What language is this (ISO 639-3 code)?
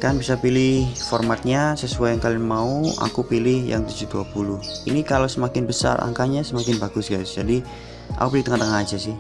ind